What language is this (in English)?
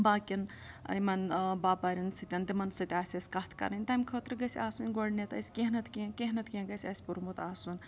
Kashmiri